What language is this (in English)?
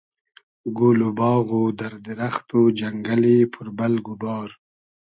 Hazaragi